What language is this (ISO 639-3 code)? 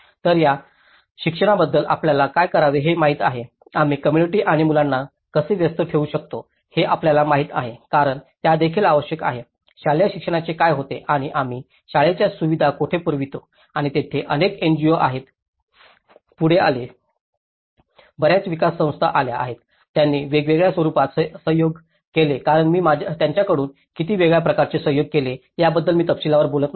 mar